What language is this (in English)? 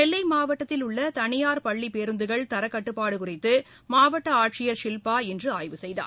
Tamil